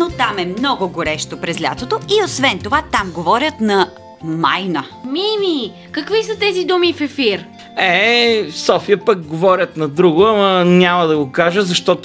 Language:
Bulgarian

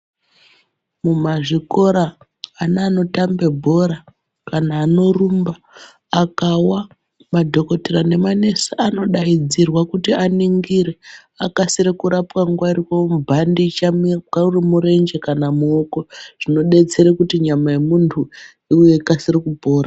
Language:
Ndau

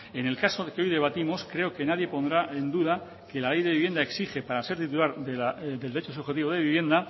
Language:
Spanish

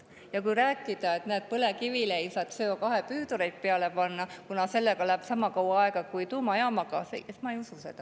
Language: Estonian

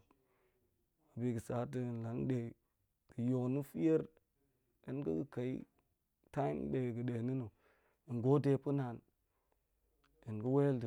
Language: Goemai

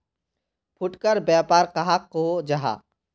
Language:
Magahi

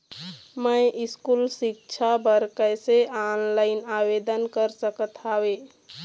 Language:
Chhattisgarhi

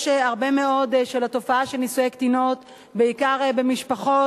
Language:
Hebrew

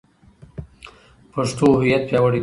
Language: Pashto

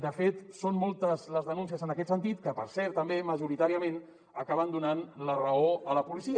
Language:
Catalan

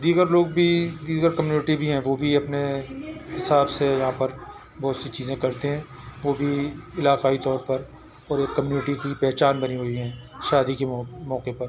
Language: Urdu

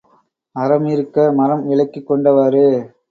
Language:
Tamil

